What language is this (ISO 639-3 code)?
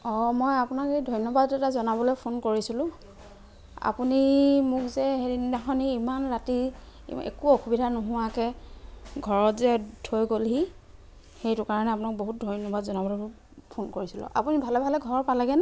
asm